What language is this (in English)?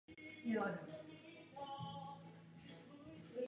Czech